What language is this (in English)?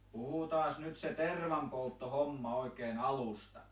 Finnish